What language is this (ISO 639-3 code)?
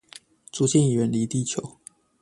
zho